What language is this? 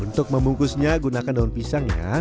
Indonesian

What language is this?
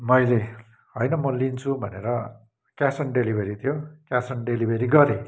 Nepali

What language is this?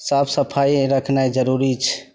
Maithili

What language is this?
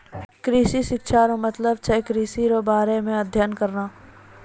Maithili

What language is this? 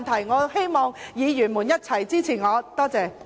Cantonese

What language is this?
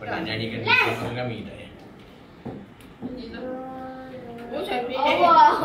Malay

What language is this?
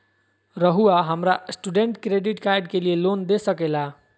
Magahi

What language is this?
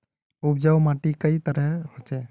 Magahi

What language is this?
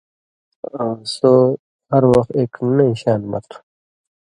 Indus Kohistani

